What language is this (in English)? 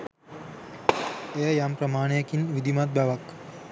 Sinhala